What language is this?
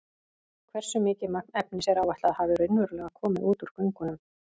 Icelandic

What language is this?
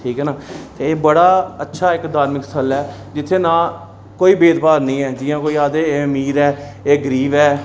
Dogri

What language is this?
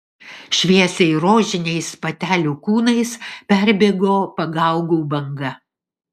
Lithuanian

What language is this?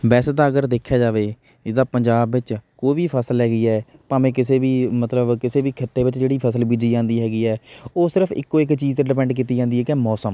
Punjabi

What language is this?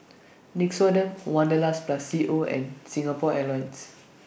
English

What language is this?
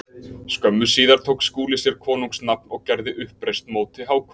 Icelandic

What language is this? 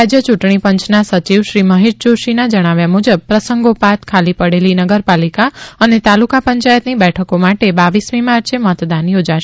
Gujarati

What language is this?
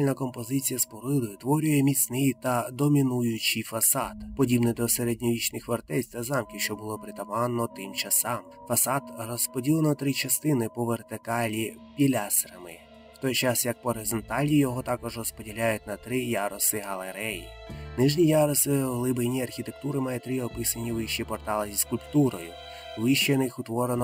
Ukrainian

